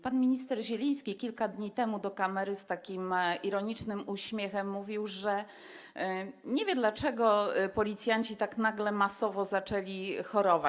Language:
Polish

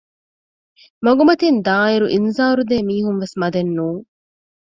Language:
Divehi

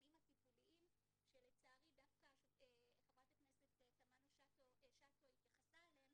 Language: Hebrew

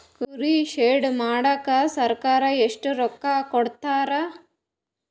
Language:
Kannada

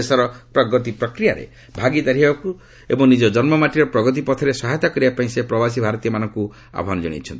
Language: Odia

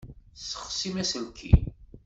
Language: Kabyle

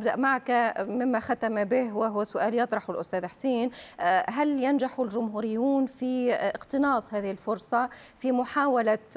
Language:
Arabic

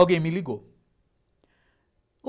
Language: Portuguese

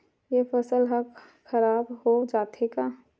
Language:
Chhattisgarhi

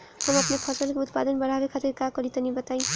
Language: Bhojpuri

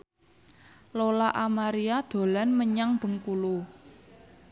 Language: Javanese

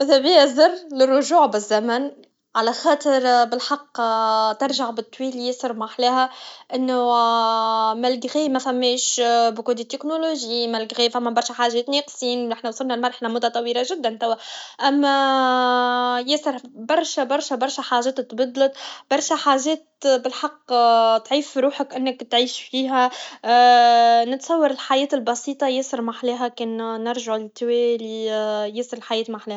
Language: Tunisian Arabic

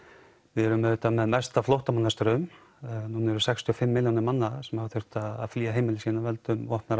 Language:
Icelandic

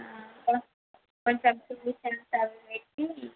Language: Telugu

